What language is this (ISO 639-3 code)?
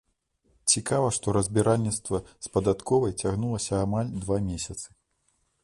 bel